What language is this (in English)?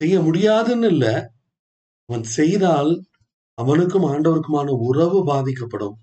Tamil